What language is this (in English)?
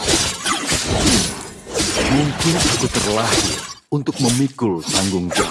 Indonesian